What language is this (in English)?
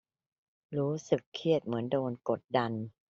Thai